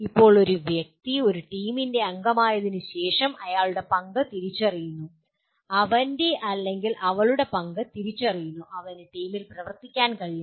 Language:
Malayalam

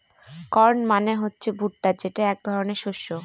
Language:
Bangla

